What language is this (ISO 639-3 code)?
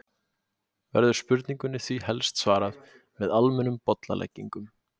isl